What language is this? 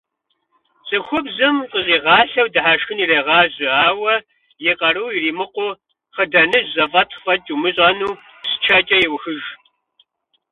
Kabardian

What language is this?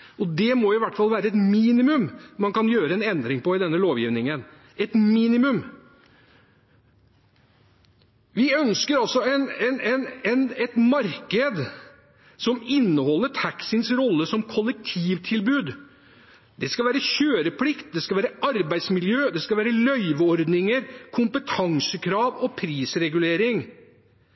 Norwegian Bokmål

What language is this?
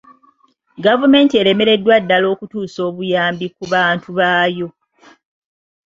Ganda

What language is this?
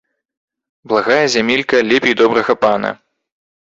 Belarusian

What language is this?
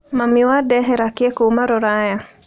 Kikuyu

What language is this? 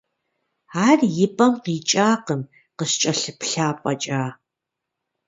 Kabardian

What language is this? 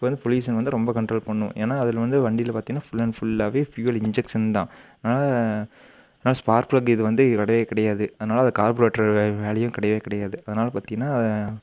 Tamil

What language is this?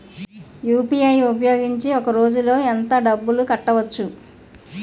Telugu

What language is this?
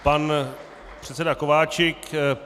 Czech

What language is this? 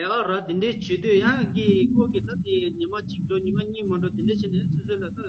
Romanian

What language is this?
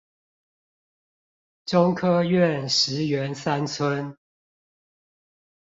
Chinese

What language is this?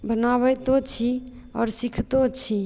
Maithili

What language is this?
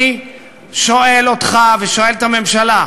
Hebrew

